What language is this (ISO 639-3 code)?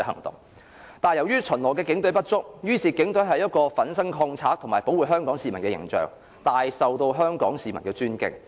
yue